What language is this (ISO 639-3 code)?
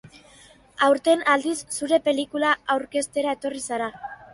eus